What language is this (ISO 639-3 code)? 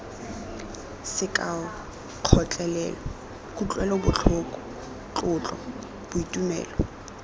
tsn